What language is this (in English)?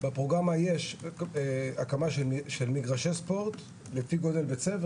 Hebrew